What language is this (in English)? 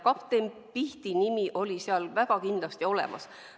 Estonian